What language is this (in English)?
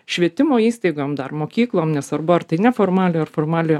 Lithuanian